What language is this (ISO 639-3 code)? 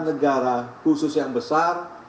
ind